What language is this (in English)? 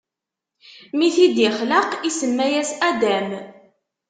Kabyle